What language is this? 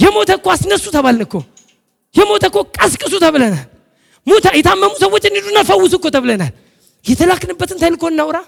Amharic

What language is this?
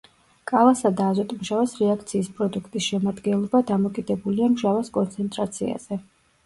Georgian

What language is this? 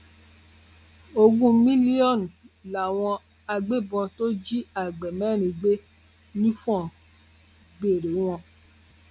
Yoruba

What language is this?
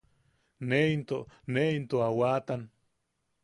Yaqui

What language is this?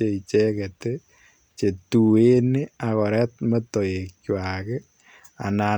Kalenjin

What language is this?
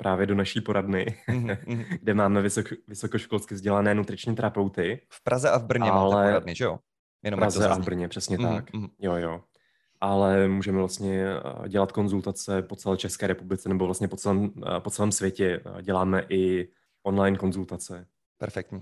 Czech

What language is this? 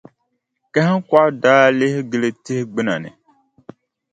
Dagbani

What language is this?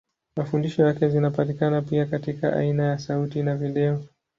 Swahili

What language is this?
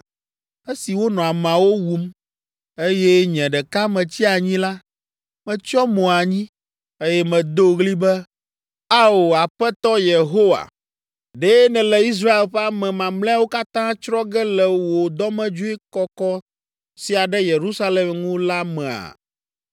Ewe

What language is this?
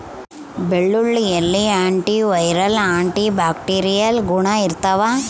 Kannada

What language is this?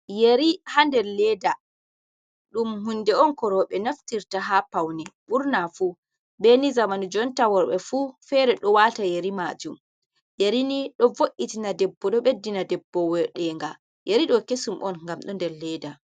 Fula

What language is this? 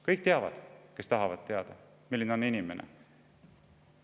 Estonian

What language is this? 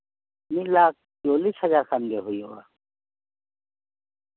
Santali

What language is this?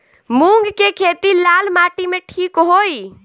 Bhojpuri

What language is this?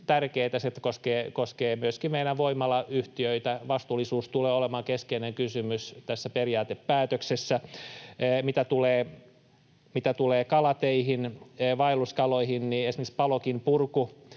Finnish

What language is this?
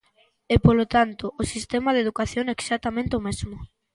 Galician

